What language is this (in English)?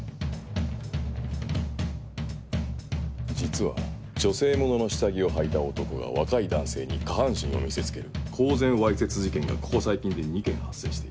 Japanese